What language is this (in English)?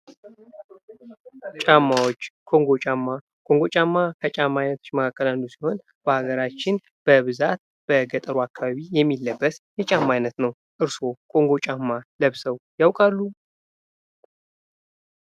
Amharic